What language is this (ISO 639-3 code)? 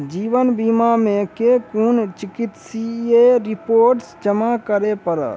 mai